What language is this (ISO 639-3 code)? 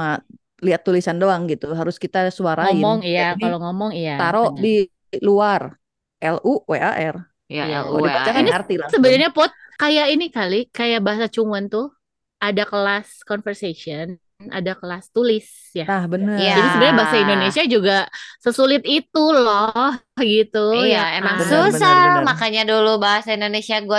ind